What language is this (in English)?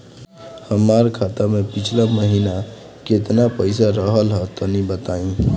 Bhojpuri